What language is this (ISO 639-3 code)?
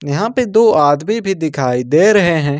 hin